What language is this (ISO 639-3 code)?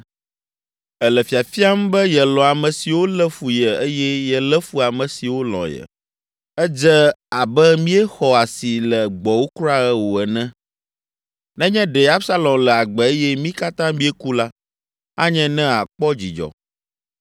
ewe